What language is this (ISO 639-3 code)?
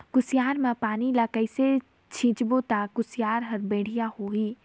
hne